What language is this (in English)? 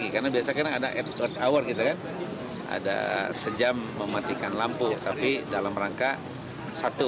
Indonesian